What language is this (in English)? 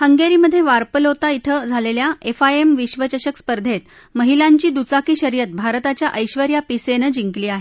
Marathi